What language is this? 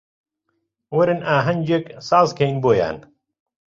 Central Kurdish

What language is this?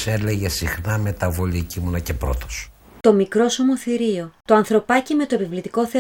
Greek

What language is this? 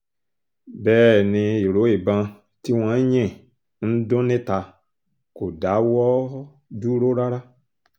Yoruba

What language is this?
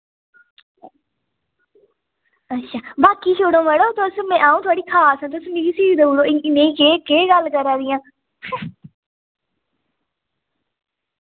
Dogri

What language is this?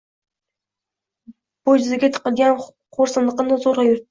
Uzbek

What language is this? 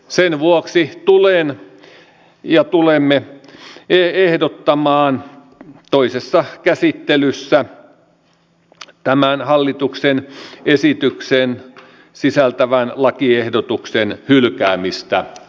Finnish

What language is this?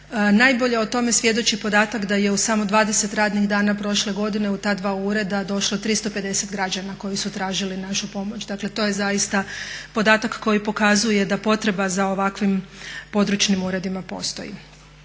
Croatian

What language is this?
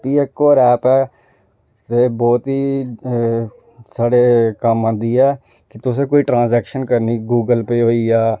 Dogri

